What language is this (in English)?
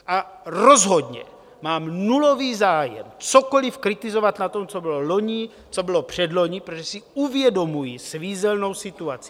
Czech